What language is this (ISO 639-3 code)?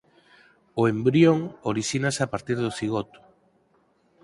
glg